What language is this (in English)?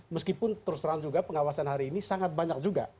Indonesian